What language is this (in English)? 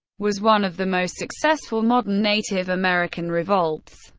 English